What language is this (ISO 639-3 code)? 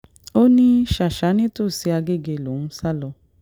yor